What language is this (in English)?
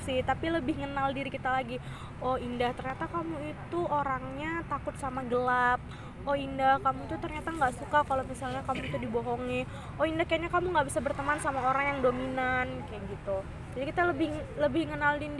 Indonesian